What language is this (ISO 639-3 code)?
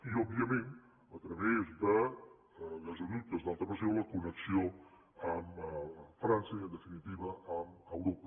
cat